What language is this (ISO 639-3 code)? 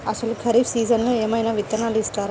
tel